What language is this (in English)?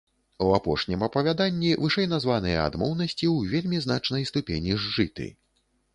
Belarusian